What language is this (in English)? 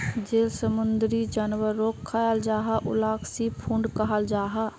Magahi